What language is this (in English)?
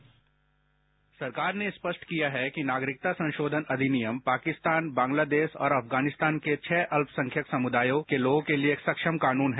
Hindi